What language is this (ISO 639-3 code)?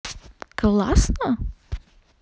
rus